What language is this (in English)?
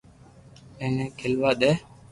Loarki